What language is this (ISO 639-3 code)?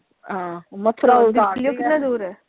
pan